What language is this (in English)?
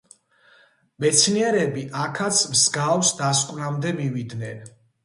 Georgian